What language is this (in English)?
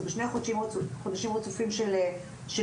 Hebrew